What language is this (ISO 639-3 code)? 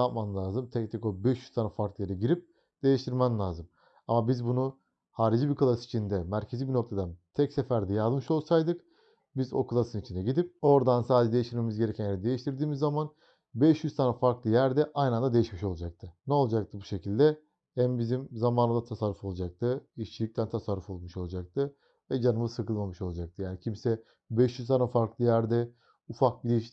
tur